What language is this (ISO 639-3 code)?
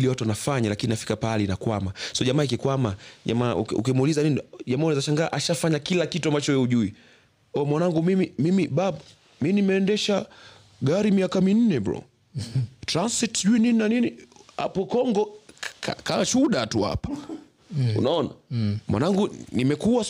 swa